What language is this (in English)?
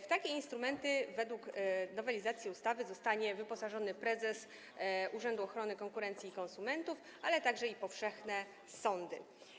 Polish